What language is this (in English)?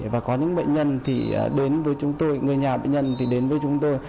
Vietnamese